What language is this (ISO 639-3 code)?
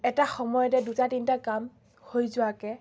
asm